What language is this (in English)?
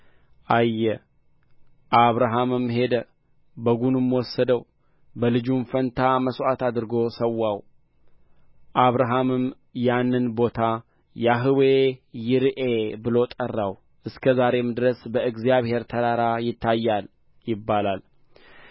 Amharic